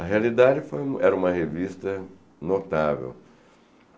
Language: Portuguese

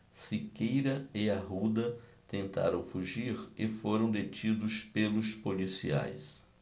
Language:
Portuguese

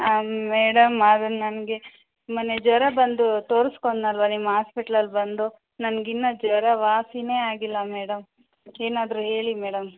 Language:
Kannada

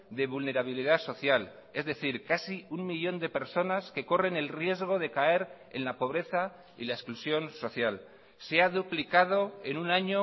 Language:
Spanish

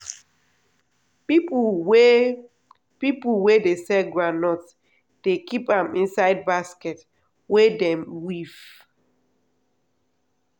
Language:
Nigerian Pidgin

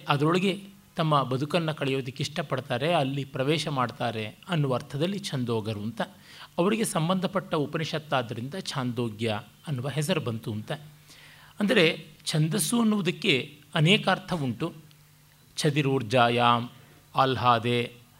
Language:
Kannada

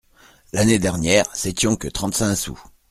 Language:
French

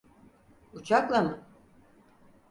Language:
Turkish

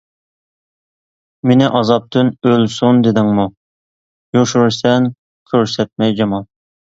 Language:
Uyghur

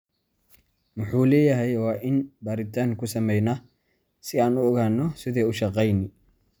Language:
Somali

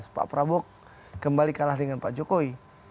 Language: Indonesian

